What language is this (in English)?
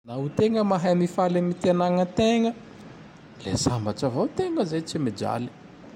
Tandroy-Mahafaly Malagasy